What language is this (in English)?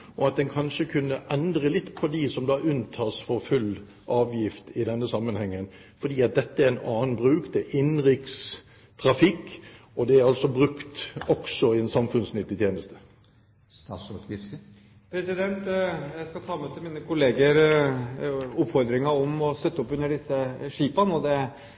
Norwegian Bokmål